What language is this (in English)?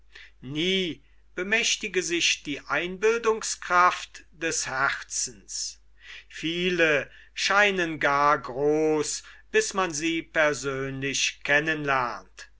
German